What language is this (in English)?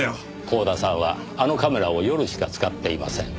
Japanese